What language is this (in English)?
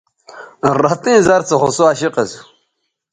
Bateri